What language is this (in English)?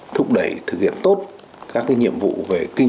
Vietnamese